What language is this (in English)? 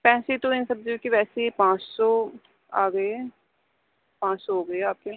Urdu